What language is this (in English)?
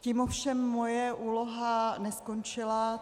Czech